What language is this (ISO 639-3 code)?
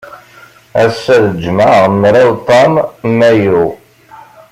kab